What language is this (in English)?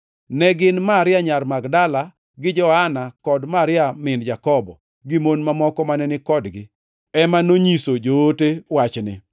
Luo (Kenya and Tanzania)